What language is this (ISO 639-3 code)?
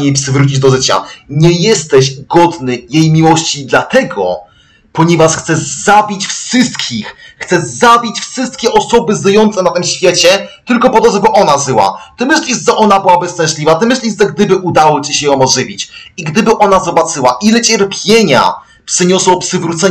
pol